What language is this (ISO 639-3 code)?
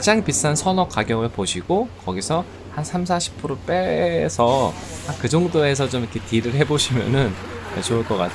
kor